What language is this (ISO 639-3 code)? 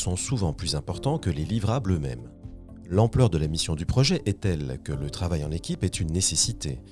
fra